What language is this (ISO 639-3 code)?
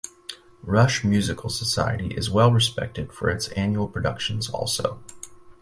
eng